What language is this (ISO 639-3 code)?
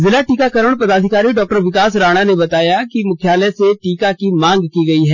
hin